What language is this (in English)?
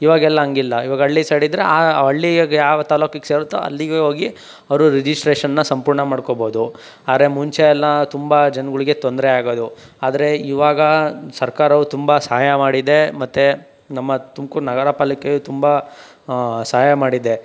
Kannada